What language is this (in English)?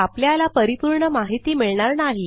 Marathi